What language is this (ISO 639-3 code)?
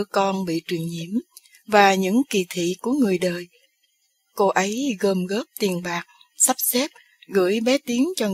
vie